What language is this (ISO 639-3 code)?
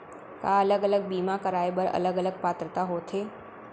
hne